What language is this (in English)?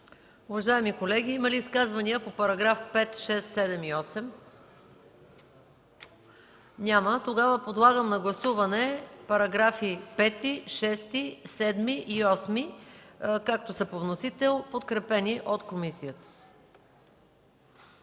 Bulgarian